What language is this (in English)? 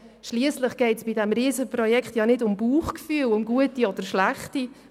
Swiss German